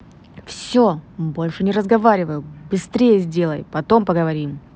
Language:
Russian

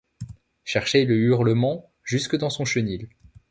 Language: French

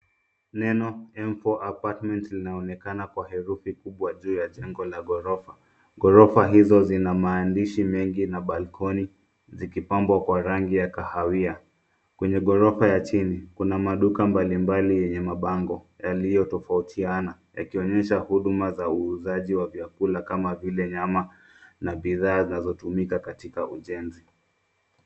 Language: Swahili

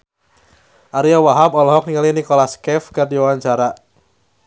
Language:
Sundanese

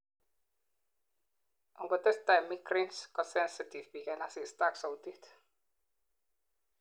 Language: Kalenjin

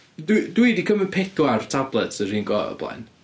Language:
Welsh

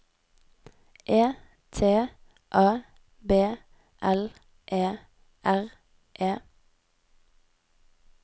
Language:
Norwegian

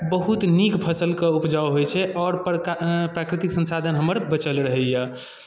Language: Maithili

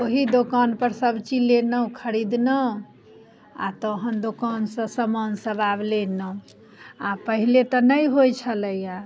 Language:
Maithili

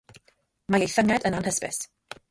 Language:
Welsh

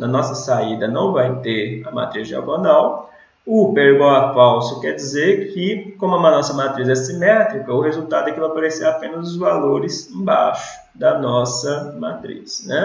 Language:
Portuguese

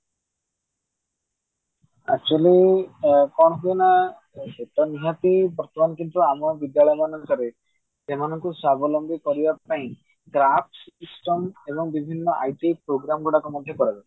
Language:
Odia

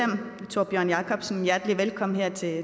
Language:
Danish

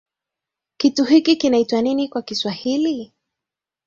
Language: Swahili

